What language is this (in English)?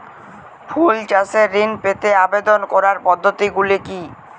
Bangla